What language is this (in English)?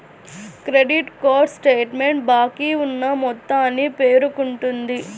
Telugu